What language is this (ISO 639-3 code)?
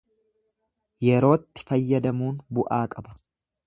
orm